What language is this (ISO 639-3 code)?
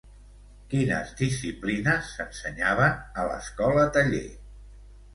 cat